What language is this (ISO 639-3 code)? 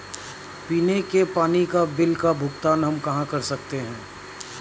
hin